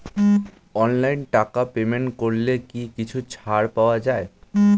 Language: Bangla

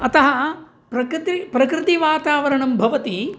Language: Sanskrit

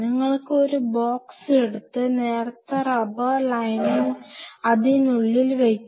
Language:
Malayalam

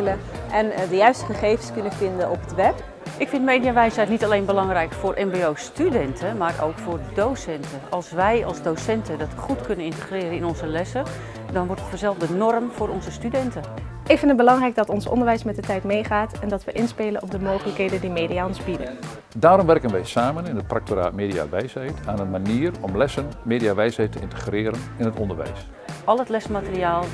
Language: Dutch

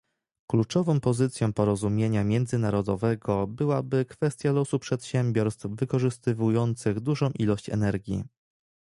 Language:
Polish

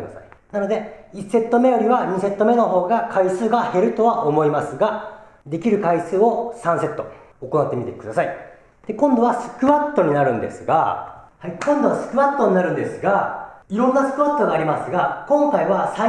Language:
Japanese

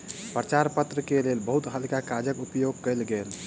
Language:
Maithili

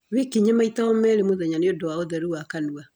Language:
Kikuyu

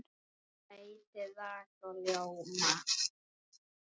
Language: Icelandic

